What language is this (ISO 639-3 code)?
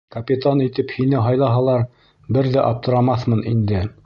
bak